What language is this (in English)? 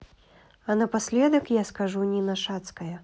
Russian